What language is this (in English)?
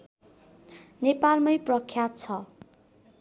Nepali